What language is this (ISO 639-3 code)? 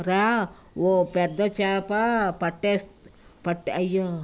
tel